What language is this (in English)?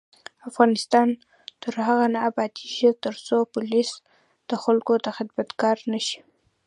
Pashto